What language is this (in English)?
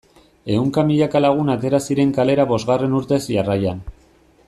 Basque